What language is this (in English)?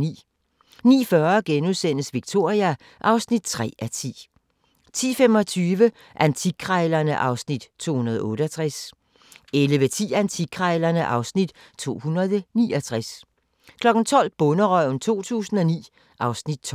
Danish